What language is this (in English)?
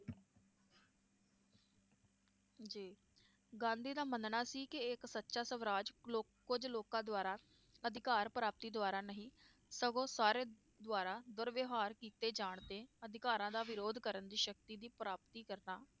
Punjabi